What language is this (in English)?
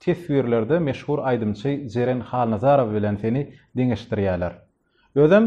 Turkish